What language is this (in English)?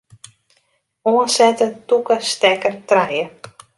Western Frisian